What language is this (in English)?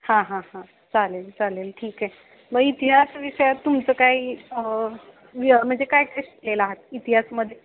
Marathi